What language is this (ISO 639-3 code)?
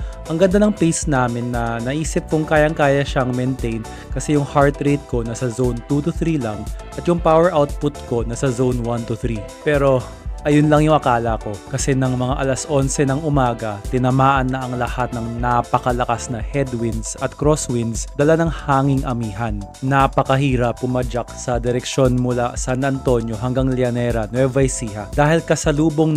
fil